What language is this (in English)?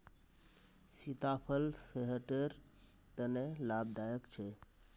Magahi